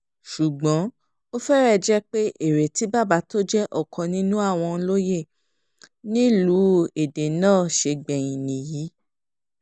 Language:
Yoruba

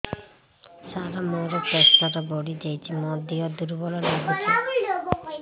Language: Odia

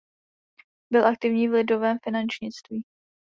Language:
Czech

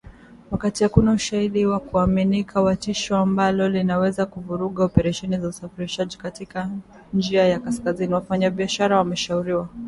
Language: Swahili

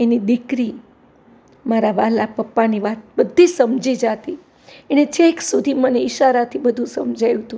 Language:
Gujarati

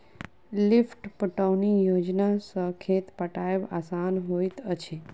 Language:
Maithili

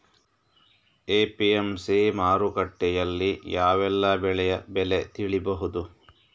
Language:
Kannada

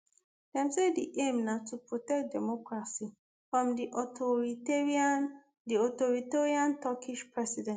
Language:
Nigerian Pidgin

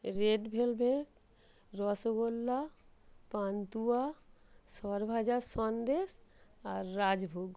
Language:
Bangla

